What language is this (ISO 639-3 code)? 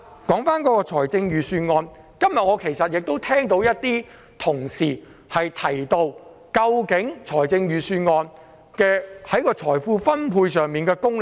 yue